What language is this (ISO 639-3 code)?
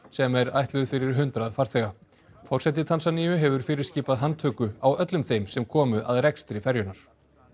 isl